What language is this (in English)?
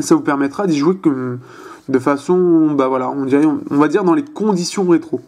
French